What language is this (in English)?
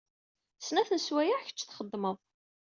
Kabyle